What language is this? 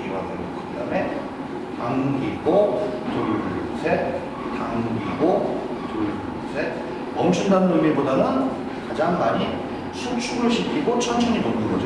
Korean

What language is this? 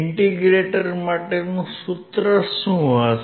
Gujarati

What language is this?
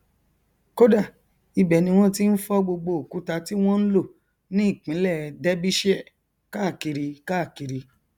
Yoruba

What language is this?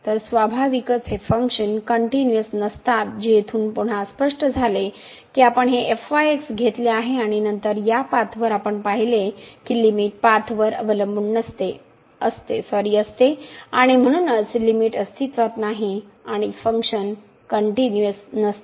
Marathi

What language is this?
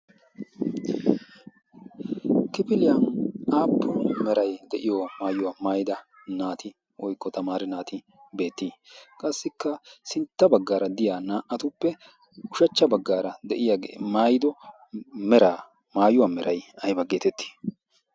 Wolaytta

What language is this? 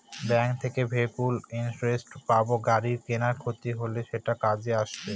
Bangla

